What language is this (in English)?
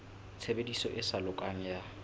Southern Sotho